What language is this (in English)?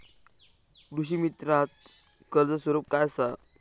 Marathi